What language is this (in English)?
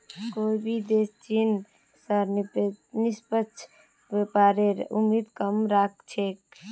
Magahi